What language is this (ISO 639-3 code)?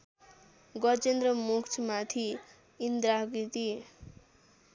nep